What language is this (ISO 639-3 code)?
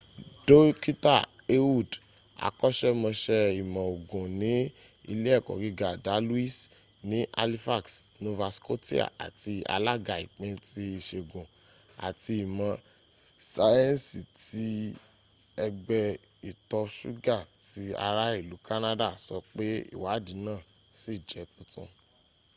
yor